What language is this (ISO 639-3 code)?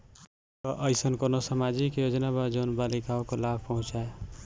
bho